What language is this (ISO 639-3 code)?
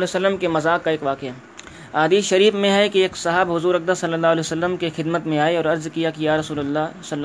urd